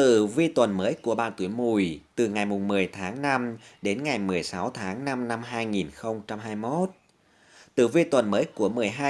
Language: Vietnamese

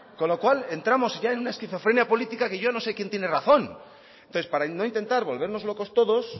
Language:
Spanish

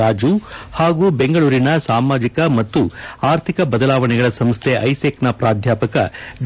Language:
Kannada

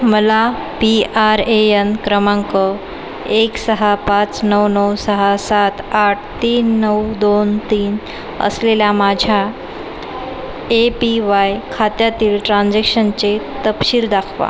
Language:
Marathi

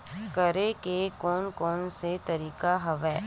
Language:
Chhattisgarhi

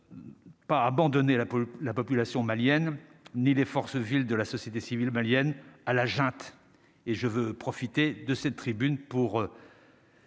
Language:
French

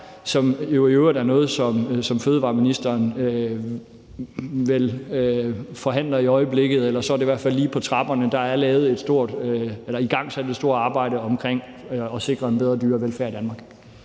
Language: Danish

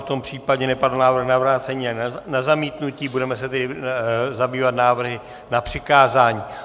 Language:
Czech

